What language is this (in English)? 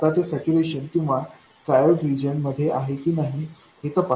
Marathi